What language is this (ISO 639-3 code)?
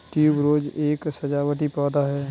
hin